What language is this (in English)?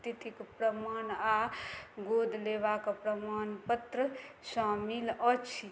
Maithili